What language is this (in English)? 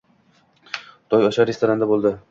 Uzbek